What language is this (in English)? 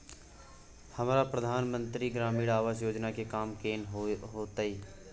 Maithili